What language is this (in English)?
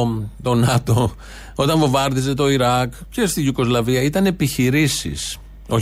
Greek